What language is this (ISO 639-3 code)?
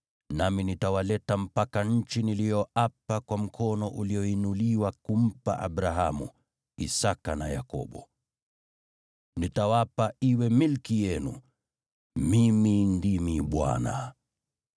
swa